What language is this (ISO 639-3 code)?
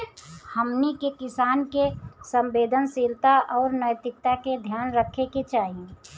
bho